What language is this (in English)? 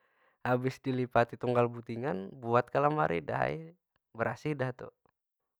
Banjar